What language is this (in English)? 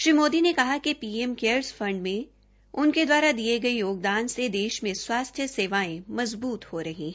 Hindi